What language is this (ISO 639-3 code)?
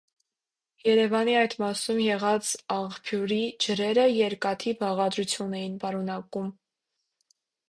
hye